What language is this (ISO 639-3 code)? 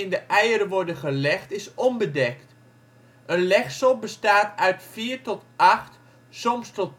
nld